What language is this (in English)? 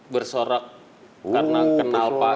Indonesian